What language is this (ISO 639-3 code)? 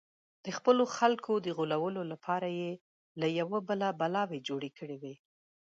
pus